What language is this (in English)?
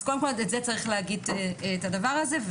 Hebrew